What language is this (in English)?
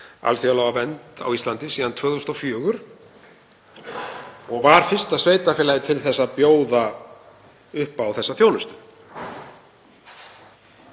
Icelandic